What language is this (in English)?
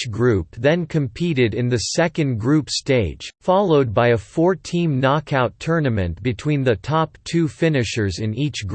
English